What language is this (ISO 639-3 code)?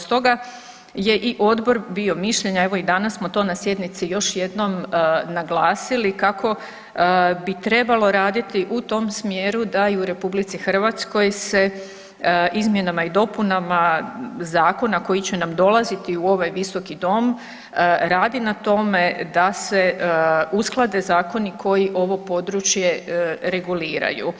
hrv